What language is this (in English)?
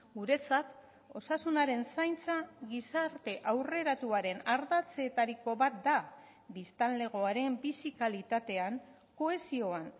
Basque